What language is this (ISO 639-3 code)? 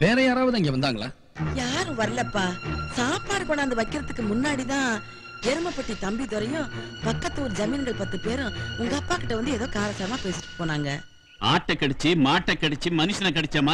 tam